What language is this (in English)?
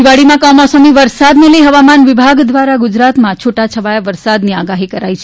Gujarati